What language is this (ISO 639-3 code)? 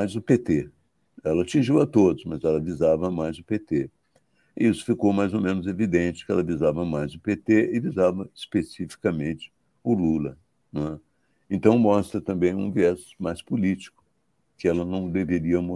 por